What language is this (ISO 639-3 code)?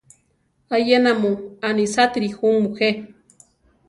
tar